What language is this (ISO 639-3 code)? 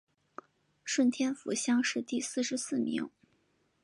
zho